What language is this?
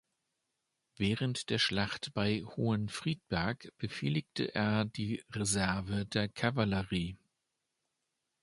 German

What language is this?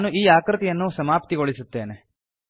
Kannada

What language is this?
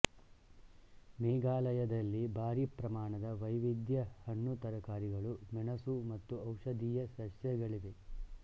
Kannada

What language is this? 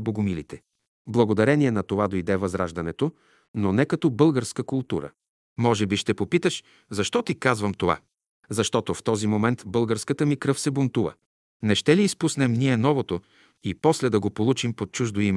Bulgarian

